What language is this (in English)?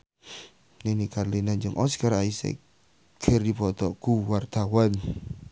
Sundanese